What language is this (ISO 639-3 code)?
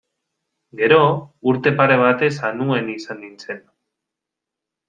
eus